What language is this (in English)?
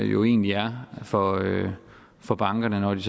Danish